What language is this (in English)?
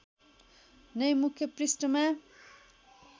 Nepali